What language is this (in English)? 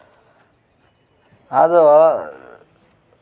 Santali